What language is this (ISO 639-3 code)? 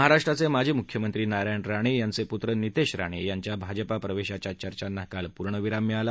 mar